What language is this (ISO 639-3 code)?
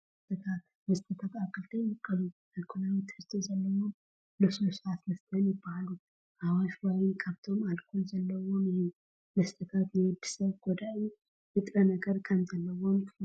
tir